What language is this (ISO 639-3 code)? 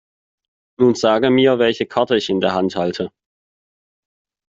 deu